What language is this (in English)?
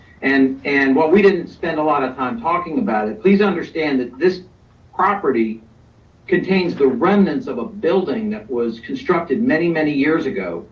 English